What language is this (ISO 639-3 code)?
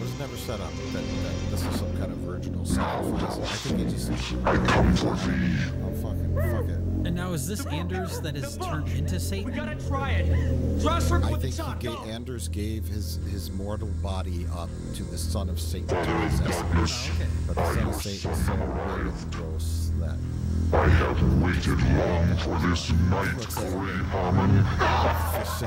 eng